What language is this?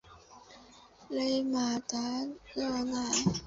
Chinese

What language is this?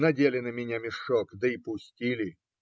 Russian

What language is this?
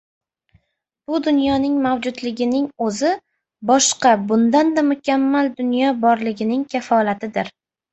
Uzbek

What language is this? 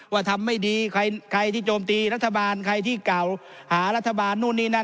Thai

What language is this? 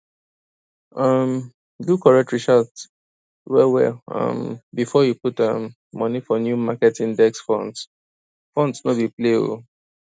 Nigerian Pidgin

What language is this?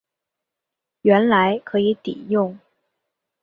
Chinese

